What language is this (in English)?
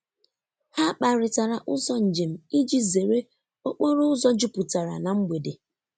Igbo